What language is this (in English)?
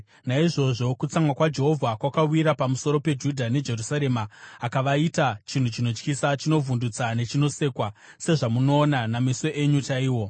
Shona